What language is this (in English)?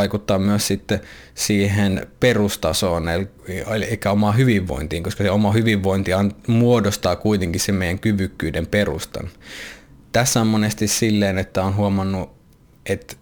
Finnish